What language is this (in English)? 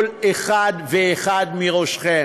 Hebrew